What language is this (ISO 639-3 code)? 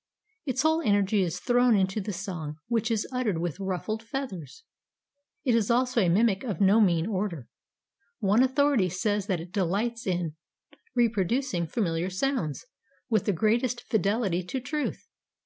eng